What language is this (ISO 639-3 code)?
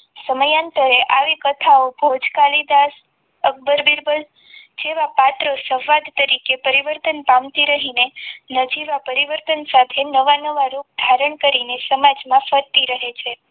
guj